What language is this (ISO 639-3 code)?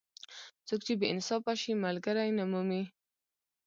pus